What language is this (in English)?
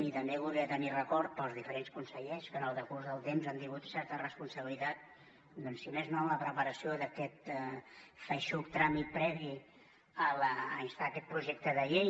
Catalan